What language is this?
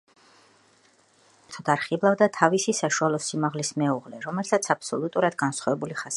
Georgian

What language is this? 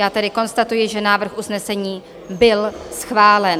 Czech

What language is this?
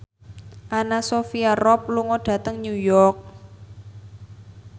Javanese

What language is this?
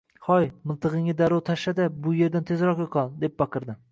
Uzbek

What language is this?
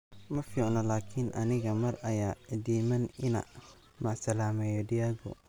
Somali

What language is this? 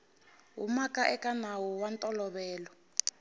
Tsonga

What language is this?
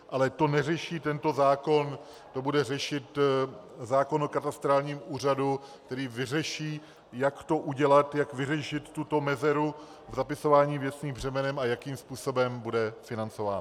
Czech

